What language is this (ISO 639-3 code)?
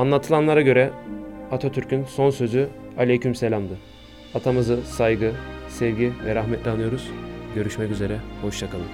tur